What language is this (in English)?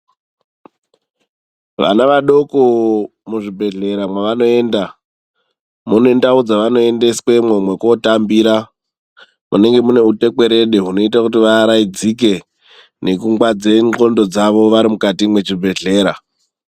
Ndau